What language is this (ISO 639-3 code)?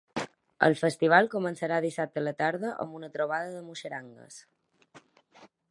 cat